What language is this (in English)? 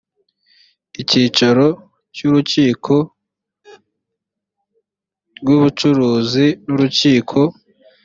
Kinyarwanda